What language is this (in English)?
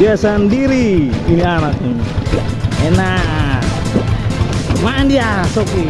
Indonesian